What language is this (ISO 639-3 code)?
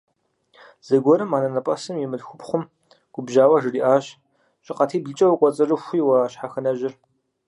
kbd